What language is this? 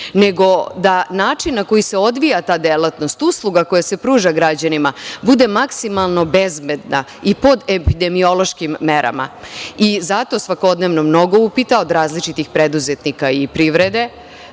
Serbian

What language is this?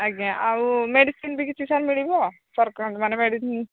Odia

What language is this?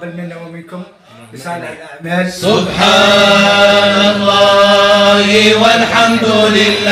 Arabic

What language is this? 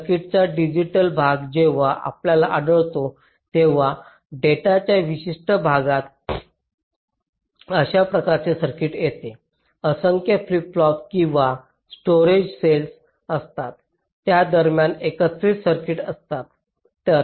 Marathi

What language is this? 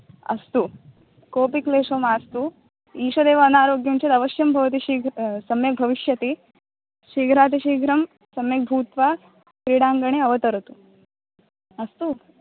Sanskrit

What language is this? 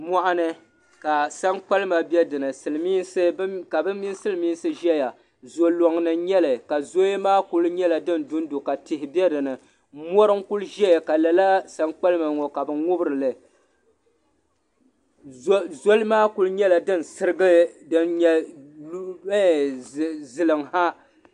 Dagbani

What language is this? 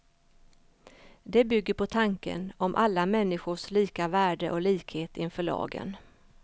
Swedish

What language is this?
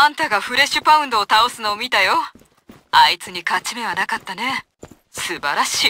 Japanese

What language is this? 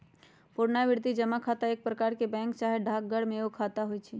Magahi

